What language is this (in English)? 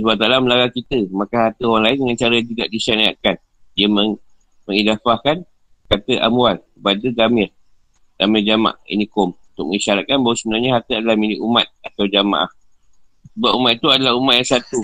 Malay